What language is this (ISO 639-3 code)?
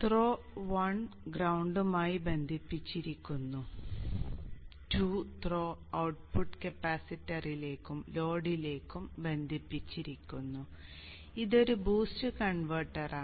mal